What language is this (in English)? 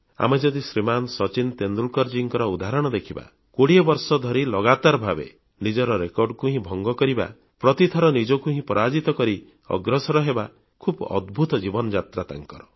Odia